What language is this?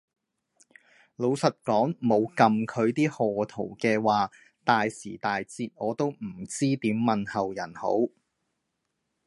Cantonese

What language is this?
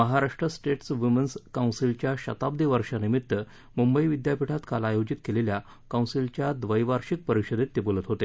Marathi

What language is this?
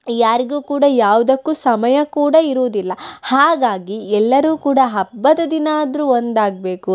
Kannada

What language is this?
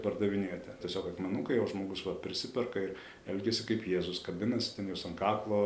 Lithuanian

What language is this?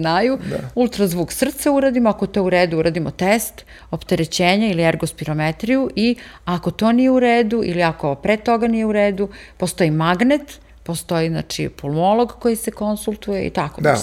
Croatian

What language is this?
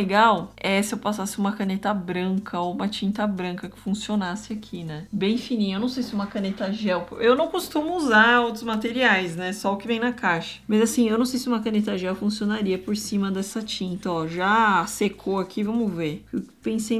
Portuguese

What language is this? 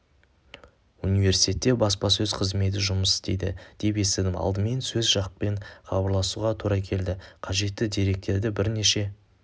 Kazakh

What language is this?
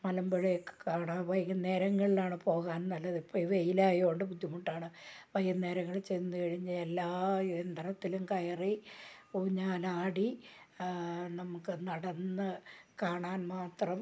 Malayalam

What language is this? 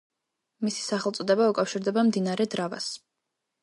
Georgian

